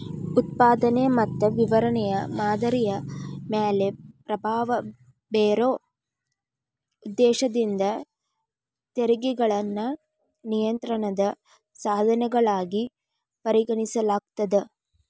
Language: Kannada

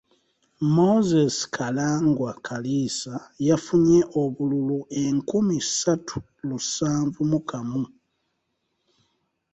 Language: Ganda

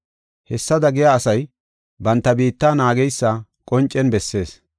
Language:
Gofa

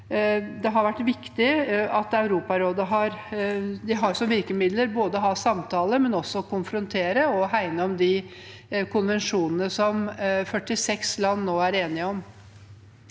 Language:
Norwegian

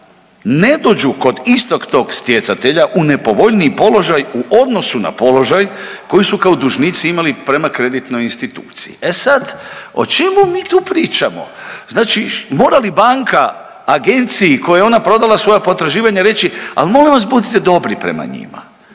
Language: Croatian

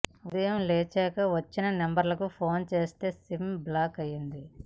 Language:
Telugu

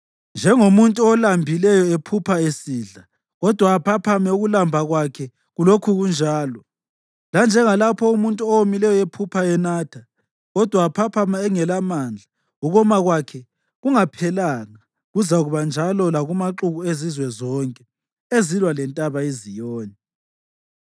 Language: North Ndebele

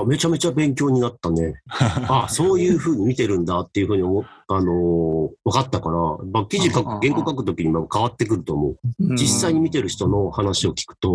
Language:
Japanese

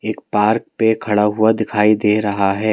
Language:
Hindi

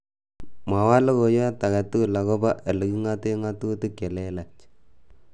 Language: Kalenjin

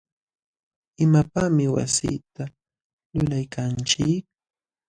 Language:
Jauja Wanca Quechua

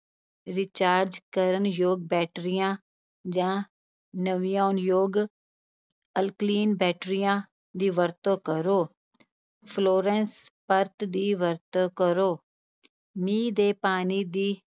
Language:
Punjabi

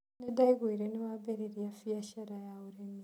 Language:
Kikuyu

